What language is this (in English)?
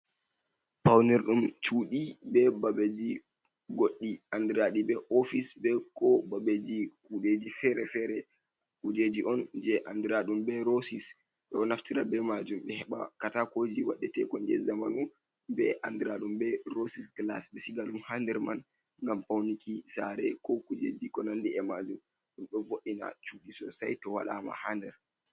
Fula